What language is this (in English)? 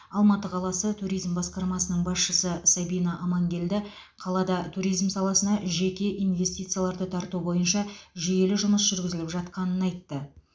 Kazakh